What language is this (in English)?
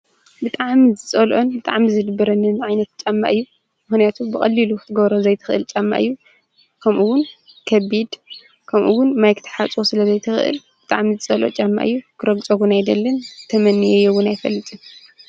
Tigrinya